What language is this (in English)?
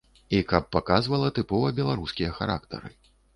Belarusian